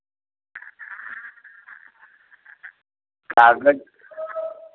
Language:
Hindi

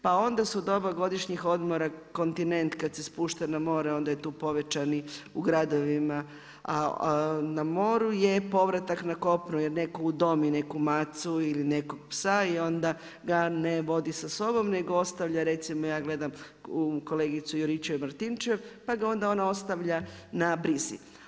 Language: Croatian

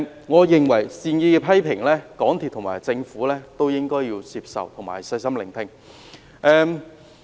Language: Cantonese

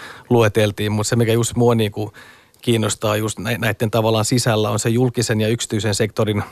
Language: Finnish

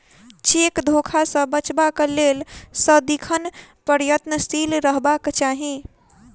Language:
Maithili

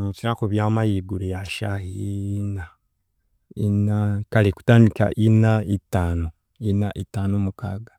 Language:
Chiga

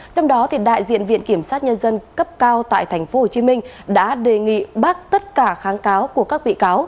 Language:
Vietnamese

